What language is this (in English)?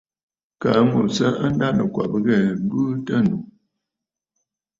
Bafut